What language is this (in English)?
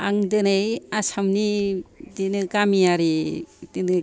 Bodo